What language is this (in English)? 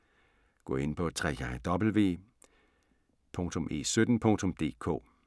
Danish